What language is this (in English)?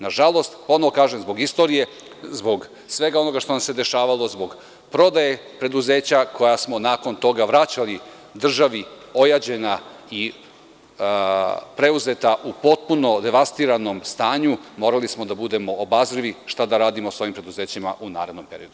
Serbian